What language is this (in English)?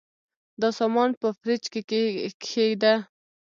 Pashto